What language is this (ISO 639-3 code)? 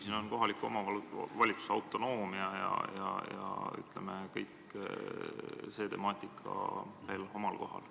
est